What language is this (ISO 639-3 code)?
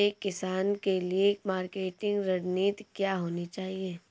hin